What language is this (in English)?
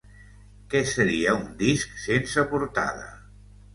Catalan